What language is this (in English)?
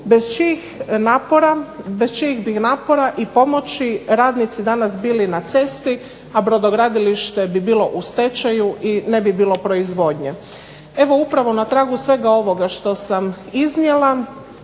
Croatian